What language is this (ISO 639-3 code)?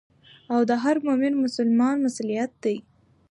pus